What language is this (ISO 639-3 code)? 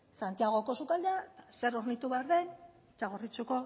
eus